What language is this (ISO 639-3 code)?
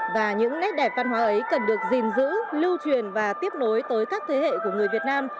vie